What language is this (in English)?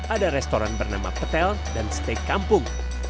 Indonesian